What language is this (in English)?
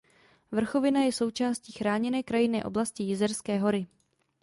Czech